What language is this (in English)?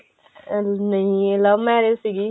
Punjabi